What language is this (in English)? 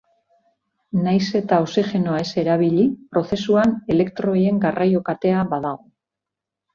Basque